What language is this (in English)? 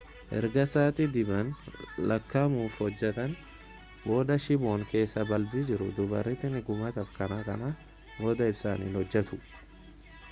Oromo